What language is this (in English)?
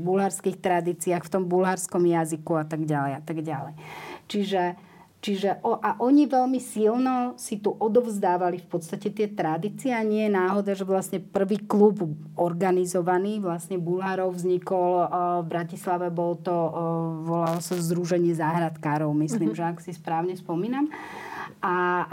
Slovak